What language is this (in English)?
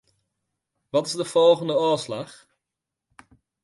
Western Frisian